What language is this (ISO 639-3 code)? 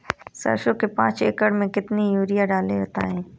hin